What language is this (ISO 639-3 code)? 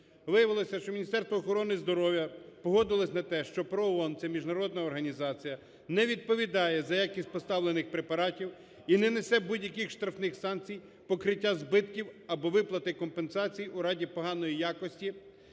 ukr